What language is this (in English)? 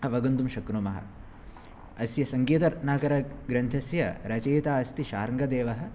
Sanskrit